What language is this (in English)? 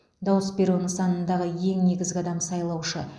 Kazakh